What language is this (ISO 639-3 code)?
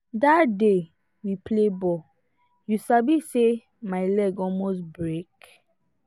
pcm